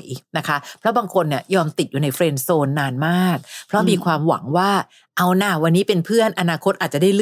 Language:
Thai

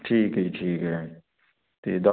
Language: Punjabi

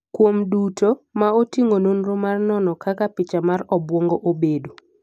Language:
Luo (Kenya and Tanzania)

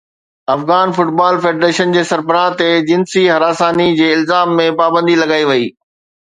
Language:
Sindhi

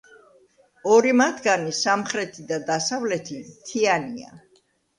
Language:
Georgian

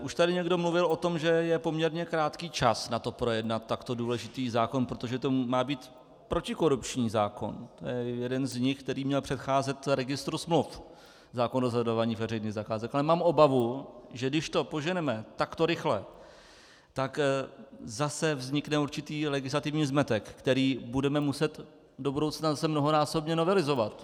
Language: Czech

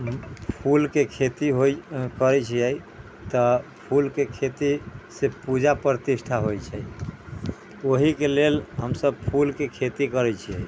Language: Maithili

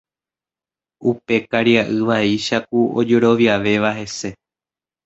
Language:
Guarani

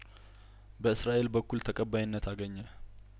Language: Amharic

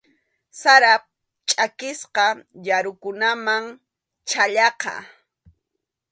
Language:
Arequipa-La Unión Quechua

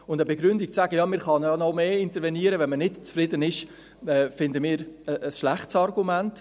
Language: Swiss German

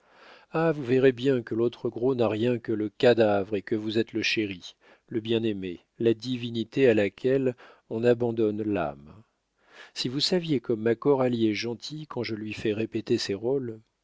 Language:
French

